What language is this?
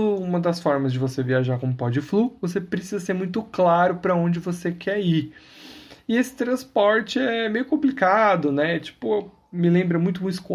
Portuguese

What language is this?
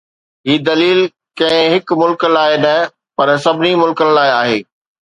Sindhi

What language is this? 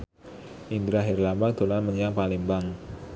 Javanese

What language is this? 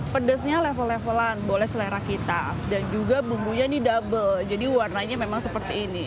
Indonesian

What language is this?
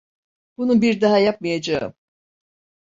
Turkish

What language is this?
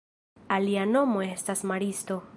Esperanto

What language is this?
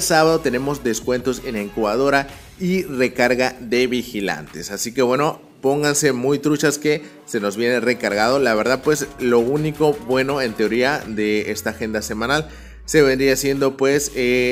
Spanish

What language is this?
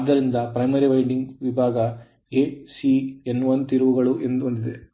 Kannada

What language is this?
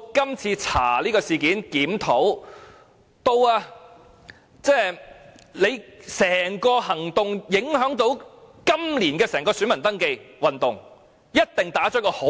Cantonese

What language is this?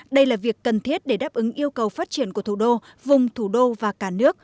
Vietnamese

